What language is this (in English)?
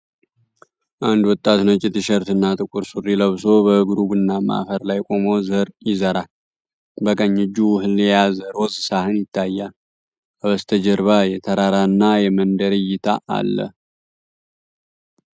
Amharic